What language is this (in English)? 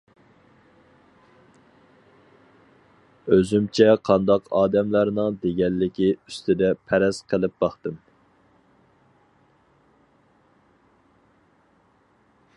Uyghur